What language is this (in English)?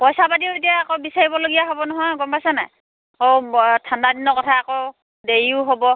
Assamese